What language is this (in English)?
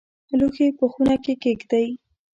Pashto